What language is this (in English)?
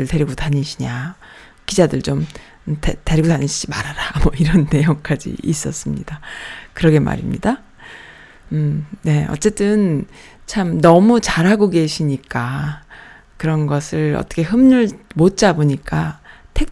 Korean